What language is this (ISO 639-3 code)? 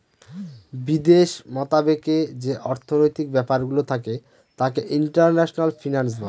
ben